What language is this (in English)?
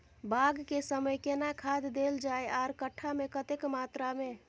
Maithili